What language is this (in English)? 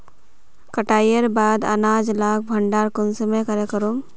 Magahi